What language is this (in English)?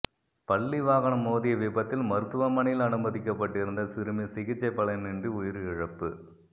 Tamil